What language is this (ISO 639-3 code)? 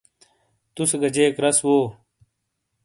scl